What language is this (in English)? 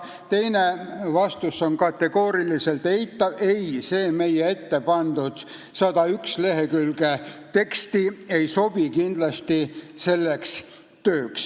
Estonian